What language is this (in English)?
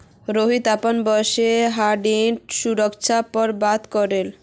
Magahi